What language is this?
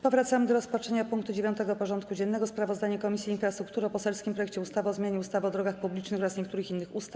Polish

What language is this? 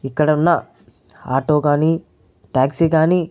Telugu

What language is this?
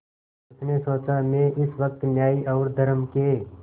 Hindi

